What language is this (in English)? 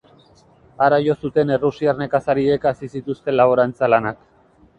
Basque